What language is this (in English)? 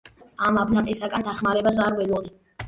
Georgian